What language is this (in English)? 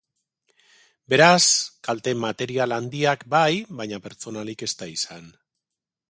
Basque